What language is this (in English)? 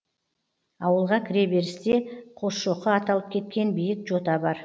Kazakh